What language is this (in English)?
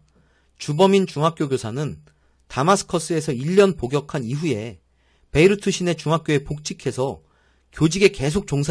Korean